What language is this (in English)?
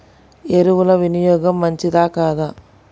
Telugu